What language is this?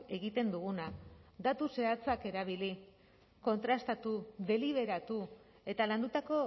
Basque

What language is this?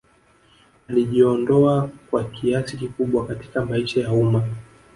Swahili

